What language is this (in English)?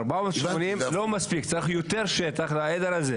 Hebrew